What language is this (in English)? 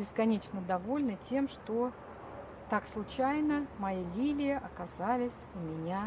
Russian